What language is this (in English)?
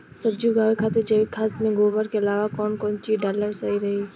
Bhojpuri